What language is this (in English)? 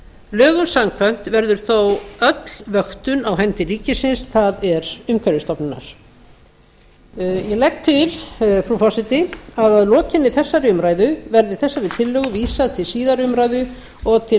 Icelandic